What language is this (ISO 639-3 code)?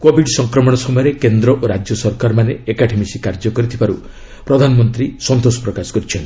ori